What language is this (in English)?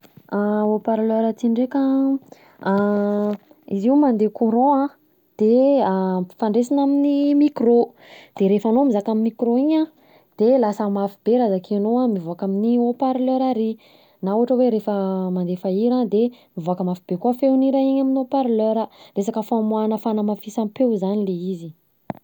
Southern Betsimisaraka Malagasy